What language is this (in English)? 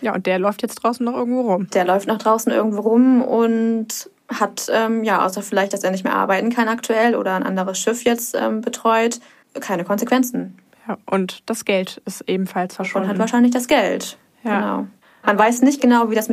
German